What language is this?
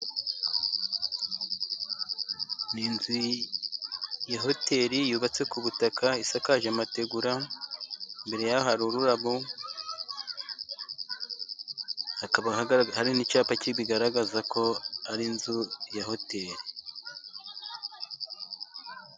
Kinyarwanda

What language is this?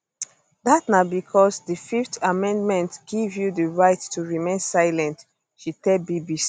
Nigerian Pidgin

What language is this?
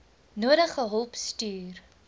Afrikaans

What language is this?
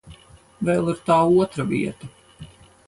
Latvian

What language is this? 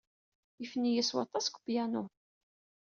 Kabyle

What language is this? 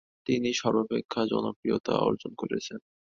Bangla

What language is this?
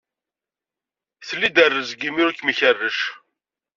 Kabyle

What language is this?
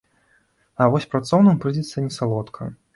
Belarusian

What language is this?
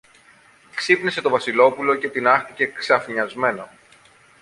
Greek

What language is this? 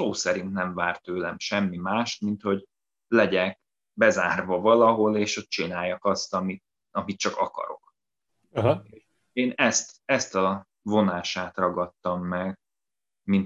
Hungarian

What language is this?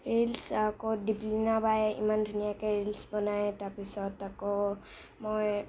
Assamese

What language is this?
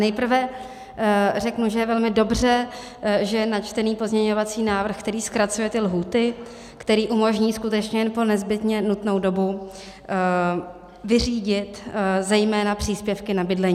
Czech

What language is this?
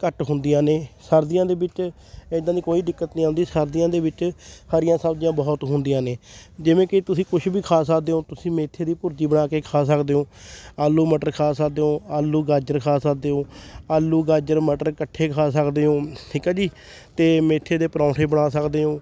Punjabi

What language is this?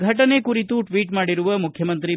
Kannada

